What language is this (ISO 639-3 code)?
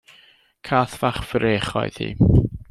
cym